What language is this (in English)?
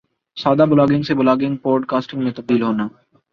Urdu